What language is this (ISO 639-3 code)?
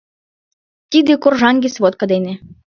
chm